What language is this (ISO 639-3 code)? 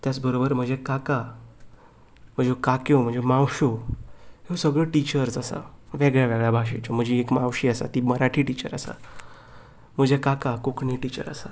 kok